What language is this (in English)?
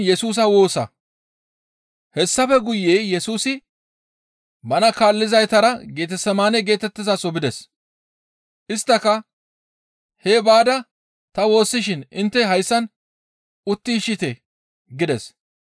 Gamo